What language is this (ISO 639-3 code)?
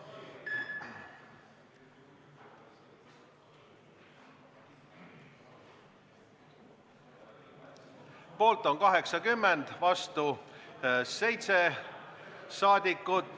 est